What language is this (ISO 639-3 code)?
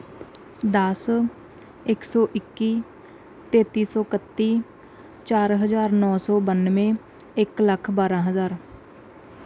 pan